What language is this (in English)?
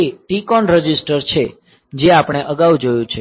Gujarati